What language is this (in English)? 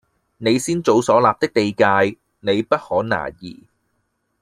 Cantonese